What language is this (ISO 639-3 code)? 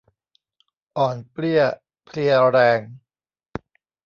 tha